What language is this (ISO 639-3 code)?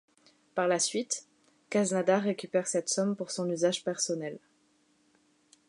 fra